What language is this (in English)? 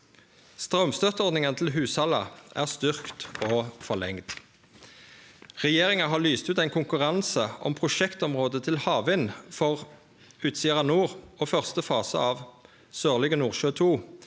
Norwegian